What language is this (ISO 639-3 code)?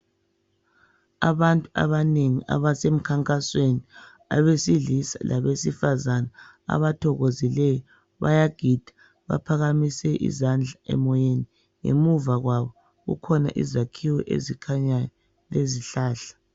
nde